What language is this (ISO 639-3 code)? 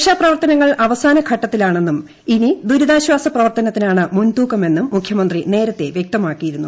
mal